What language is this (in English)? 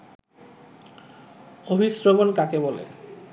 Bangla